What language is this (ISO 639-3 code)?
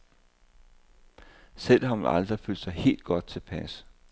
dan